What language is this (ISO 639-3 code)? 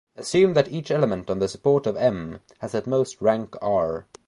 eng